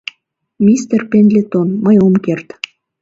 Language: Mari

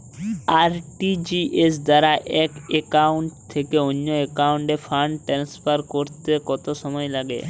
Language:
Bangla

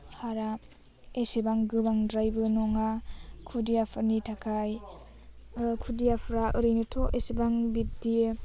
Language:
Bodo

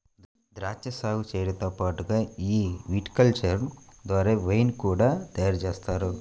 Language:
Telugu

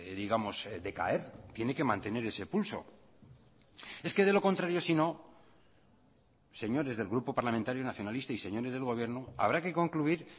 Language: Spanish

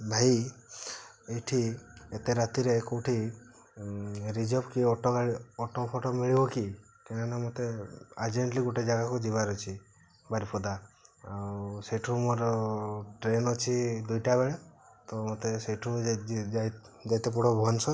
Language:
Odia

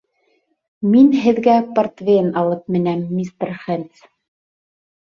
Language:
Bashkir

